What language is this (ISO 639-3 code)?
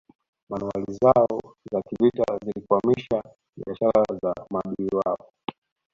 swa